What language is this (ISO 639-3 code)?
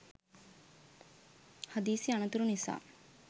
sin